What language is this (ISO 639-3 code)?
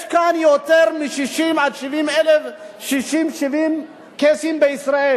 heb